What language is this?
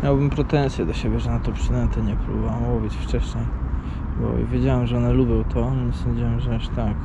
Polish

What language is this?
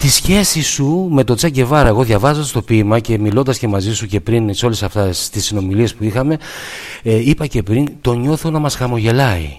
Greek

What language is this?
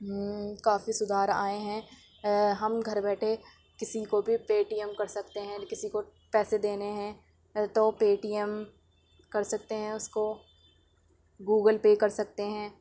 Urdu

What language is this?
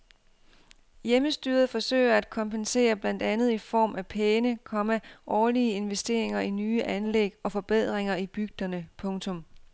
Danish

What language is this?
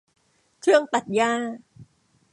Thai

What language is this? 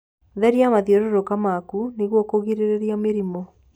Kikuyu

